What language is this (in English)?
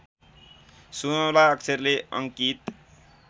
Nepali